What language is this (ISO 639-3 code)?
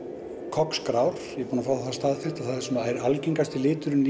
isl